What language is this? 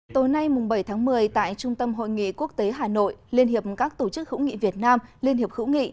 Vietnamese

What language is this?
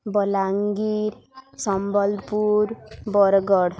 Odia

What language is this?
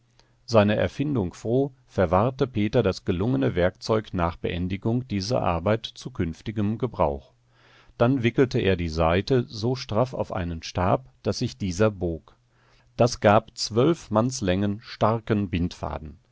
German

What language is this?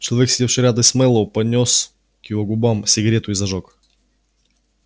Russian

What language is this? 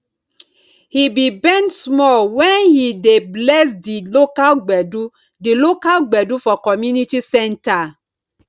Nigerian Pidgin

